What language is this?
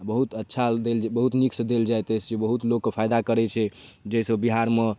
Maithili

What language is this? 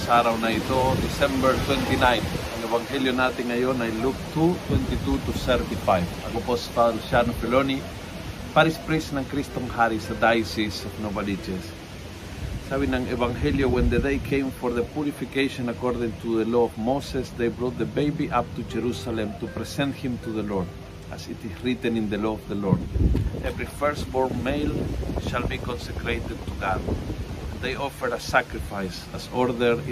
Filipino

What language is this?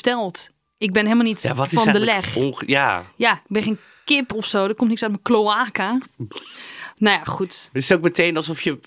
Dutch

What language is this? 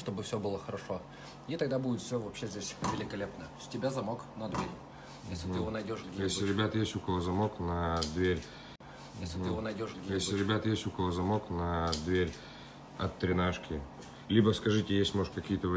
Russian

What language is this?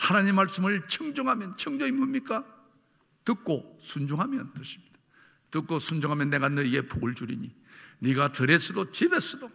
Korean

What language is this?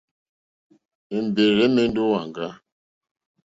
Mokpwe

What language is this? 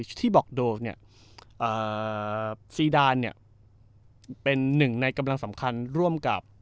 Thai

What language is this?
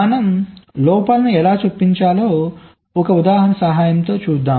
Telugu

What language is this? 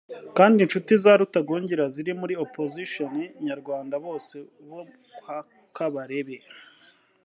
Kinyarwanda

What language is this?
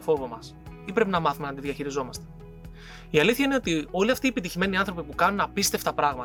Greek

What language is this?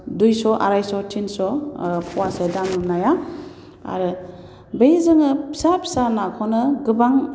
Bodo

